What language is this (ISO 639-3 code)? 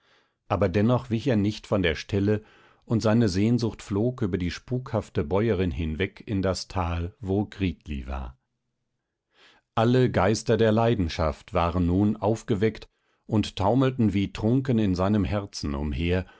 deu